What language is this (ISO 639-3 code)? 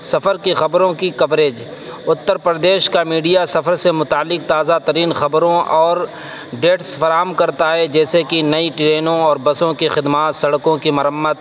urd